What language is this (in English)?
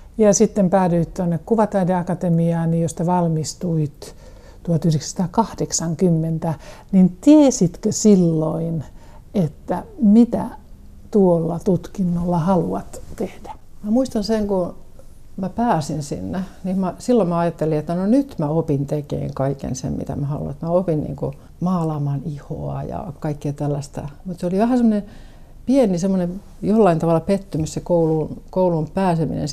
Finnish